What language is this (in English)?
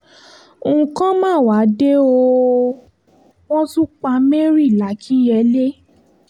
Yoruba